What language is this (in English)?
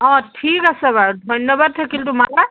Assamese